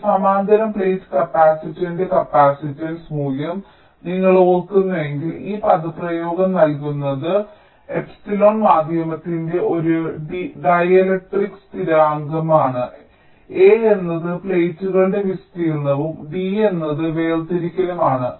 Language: Malayalam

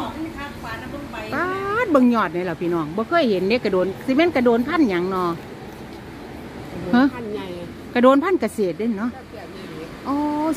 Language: Thai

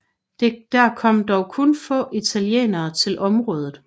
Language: Danish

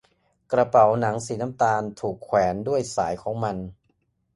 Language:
Thai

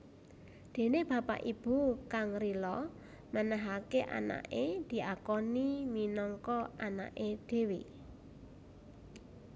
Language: Javanese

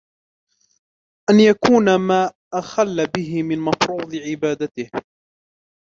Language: Arabic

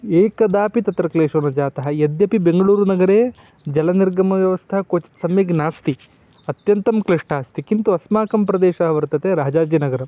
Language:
Sanskrit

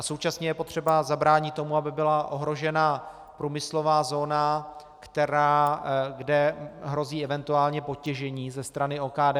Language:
Czech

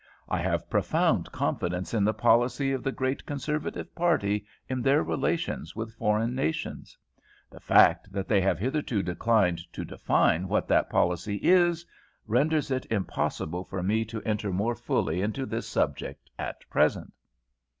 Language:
English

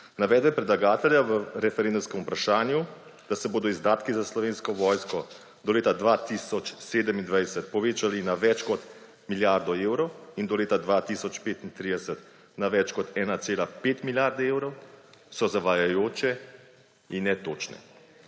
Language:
Slovenian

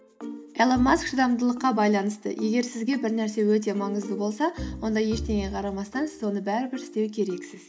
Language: Kazakh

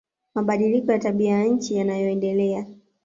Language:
Swahili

